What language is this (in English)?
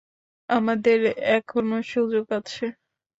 Bangla